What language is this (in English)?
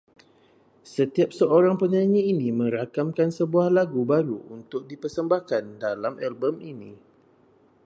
Malay